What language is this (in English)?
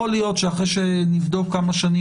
Hebrew